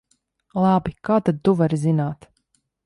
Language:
Latvian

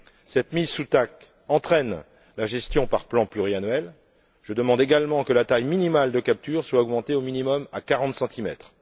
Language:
French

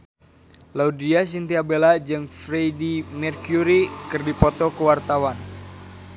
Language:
Sundanese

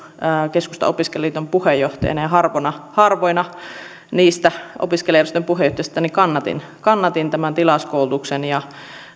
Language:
Finnish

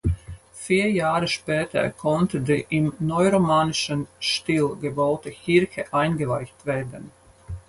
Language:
German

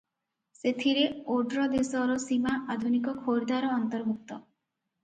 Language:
Odia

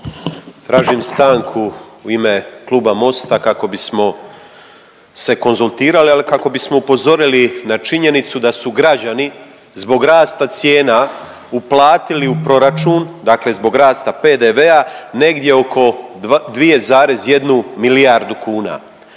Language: Croatian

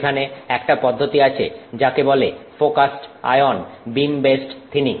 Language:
Bangla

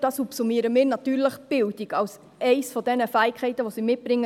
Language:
Swiss German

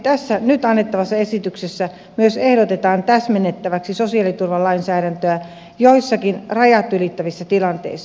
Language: Finnish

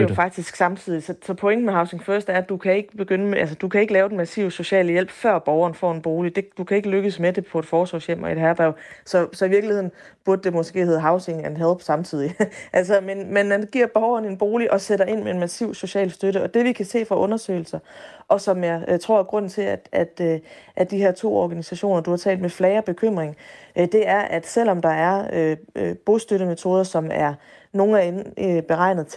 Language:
Danish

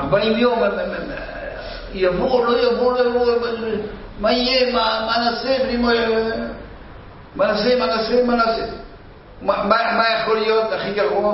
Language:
Hebrew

